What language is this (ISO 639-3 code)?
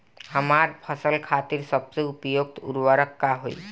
bho